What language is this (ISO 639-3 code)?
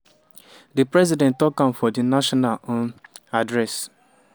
pcm